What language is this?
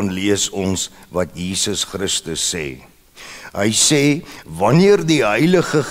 Dutch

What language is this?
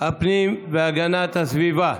Hebrew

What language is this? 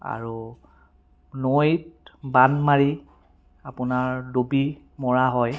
Assamese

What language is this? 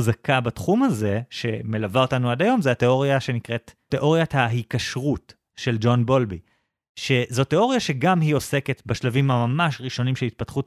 Hebrew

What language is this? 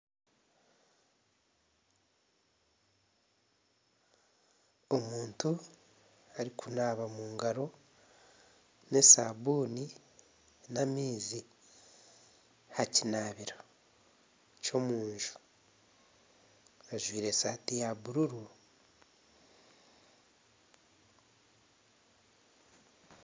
Nyankole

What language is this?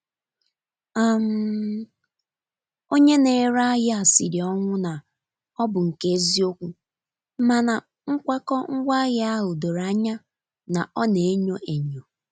Igbo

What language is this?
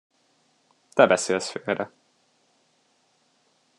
Hungarian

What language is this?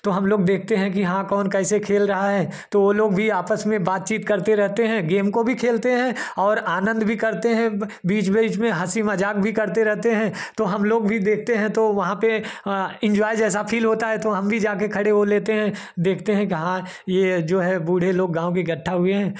Hindi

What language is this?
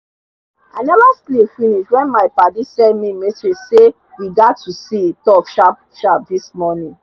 Nigerian Pidgin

